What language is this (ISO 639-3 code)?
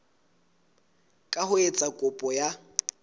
sot